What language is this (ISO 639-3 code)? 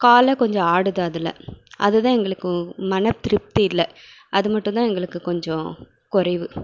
tam